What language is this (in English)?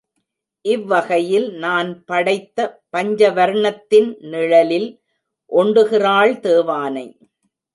Tamil